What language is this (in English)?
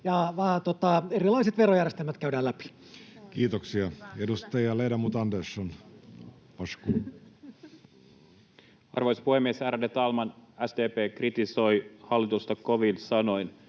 Finnish